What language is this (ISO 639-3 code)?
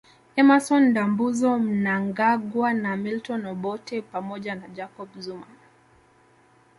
swa